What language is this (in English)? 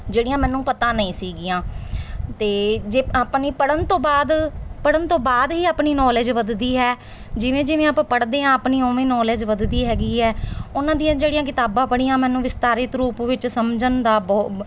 Punjabi